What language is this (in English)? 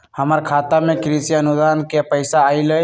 Magahi